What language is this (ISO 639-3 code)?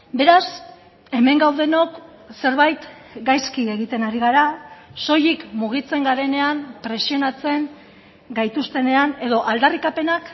eus